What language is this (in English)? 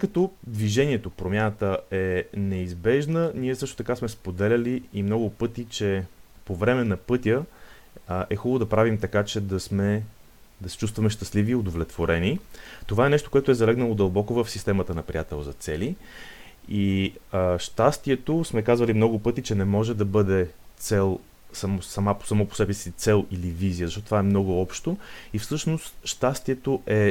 Bulgarian